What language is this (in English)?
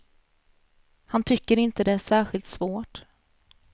Swedish